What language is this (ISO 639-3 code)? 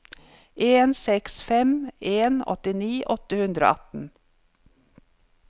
nor